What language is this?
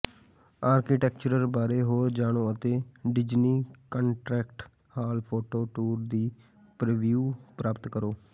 Punjabi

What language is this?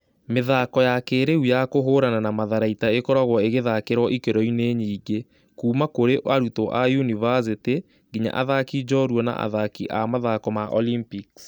Kikuyu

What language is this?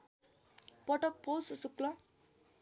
Nepali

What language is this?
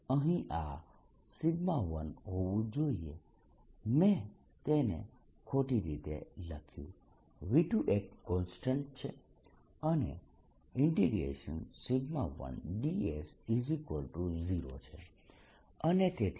Gujarati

